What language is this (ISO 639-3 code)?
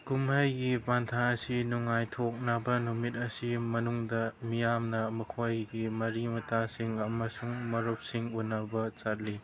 mni